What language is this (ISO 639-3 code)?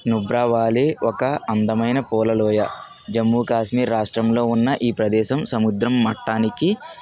tel